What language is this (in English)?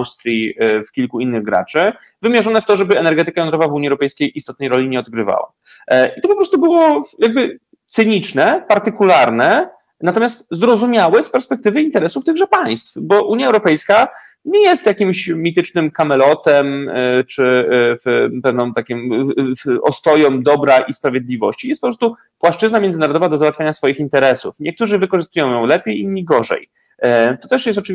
Polish